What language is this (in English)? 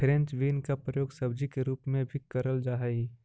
Magahi